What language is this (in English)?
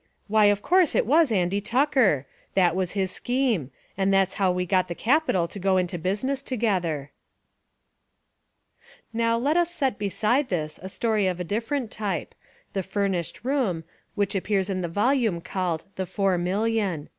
English